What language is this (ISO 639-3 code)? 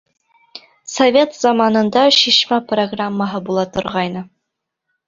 bak